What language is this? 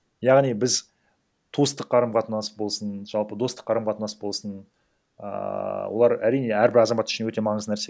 Kazakh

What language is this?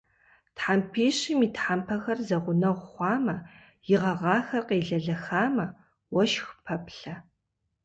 Kabardian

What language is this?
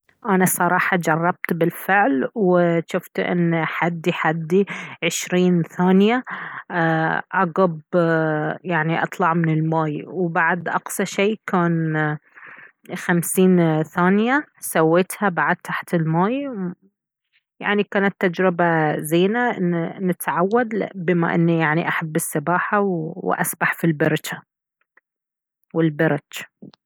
Baharna Arabic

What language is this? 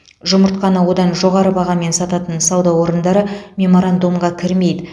Kazakh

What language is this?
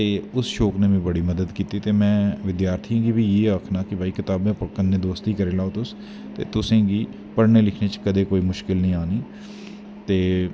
Dogri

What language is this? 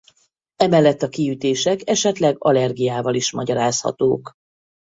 Hungarian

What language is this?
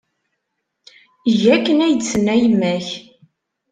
Kabyle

